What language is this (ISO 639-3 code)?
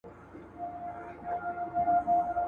pus